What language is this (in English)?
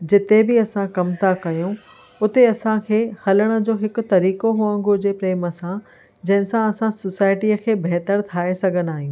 Sindhi